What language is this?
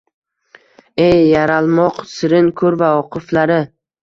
Uzbek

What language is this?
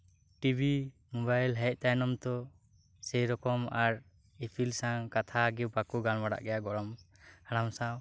Santali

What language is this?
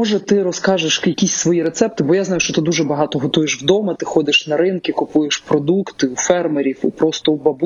Ukrainian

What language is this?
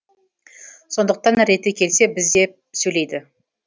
Kazakh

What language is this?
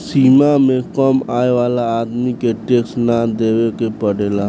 Bhojpuri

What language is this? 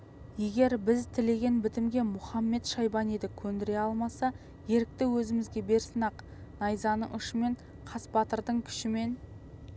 Kazakh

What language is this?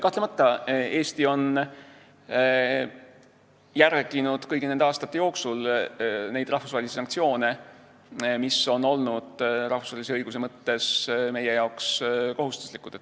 Estonian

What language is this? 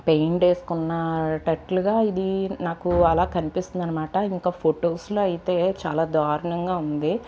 Telugu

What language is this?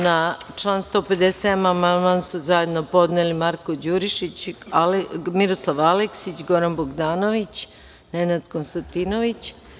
Serbian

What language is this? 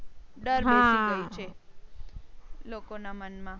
Gujarati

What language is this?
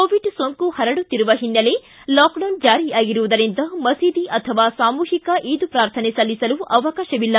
Kannada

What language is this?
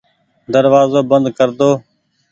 Goaria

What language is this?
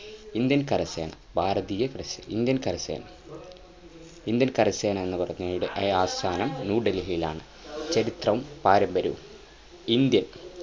Malayalam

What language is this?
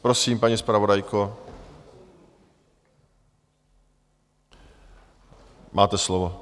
Czech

